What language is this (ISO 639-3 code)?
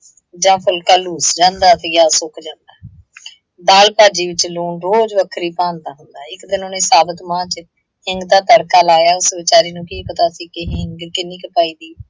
pan